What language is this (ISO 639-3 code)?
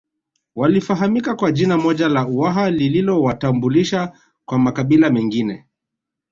swa